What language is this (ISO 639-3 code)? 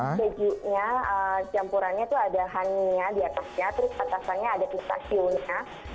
ind